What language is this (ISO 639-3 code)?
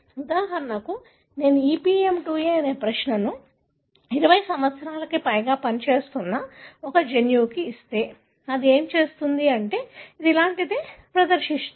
tel